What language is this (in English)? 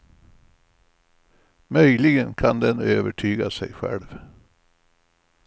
Swedish